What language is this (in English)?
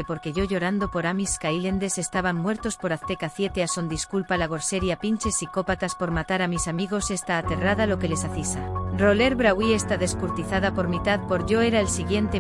Spanish